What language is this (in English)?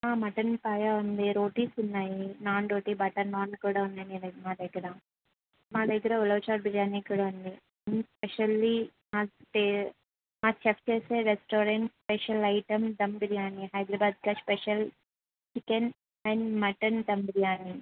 Telugu